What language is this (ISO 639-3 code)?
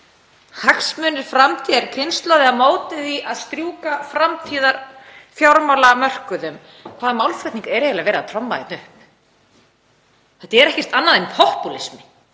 isl